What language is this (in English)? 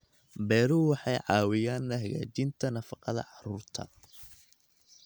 Somali